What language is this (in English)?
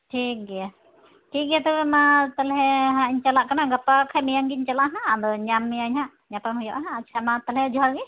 Santali